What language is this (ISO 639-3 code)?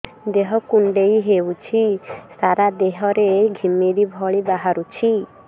ori